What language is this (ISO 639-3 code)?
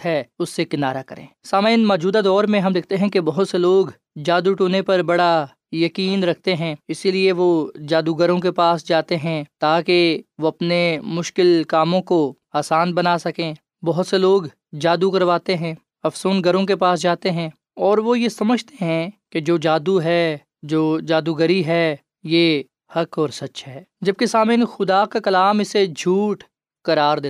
urd